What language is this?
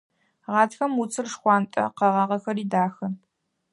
Adyghe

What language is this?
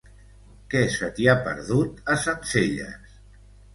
Catalan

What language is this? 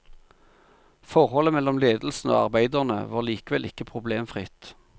Norwegian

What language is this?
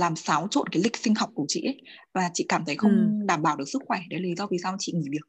Vietnamese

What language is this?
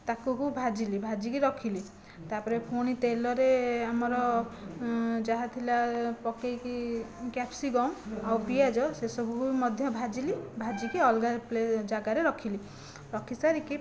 Odia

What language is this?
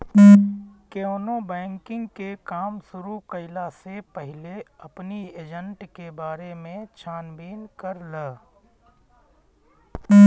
Bhojpuri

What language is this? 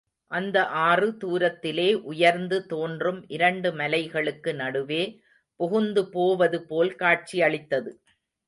Tamil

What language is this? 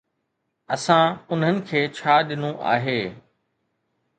Sindhi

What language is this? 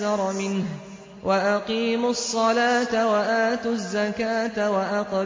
Arabic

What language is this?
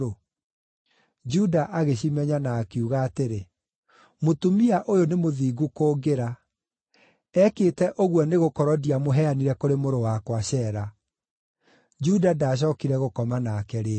Kikuyu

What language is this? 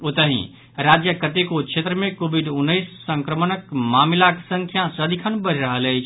Maithili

